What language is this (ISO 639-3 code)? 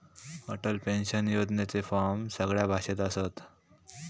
mar